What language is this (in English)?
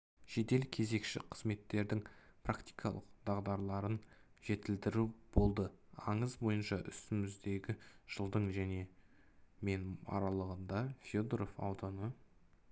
Kazakh